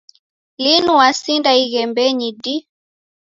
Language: Taita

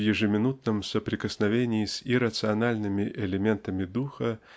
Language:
Russian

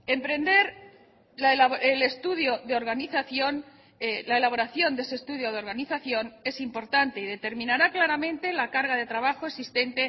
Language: Spanish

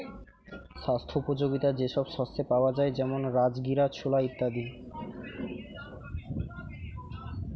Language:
Bangla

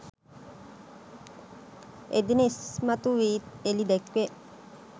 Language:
Sinhala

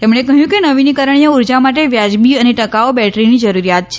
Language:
Gujarati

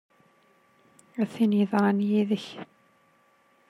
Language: Kabyle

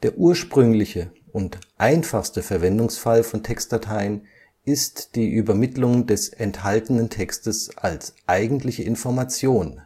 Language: German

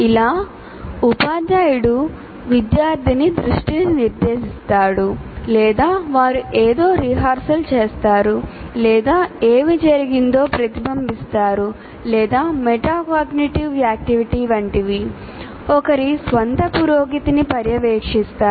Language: Telugu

